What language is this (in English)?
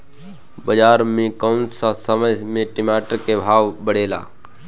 Bhojpuri